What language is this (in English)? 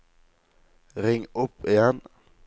Norwegian